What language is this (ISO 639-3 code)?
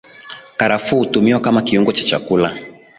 swa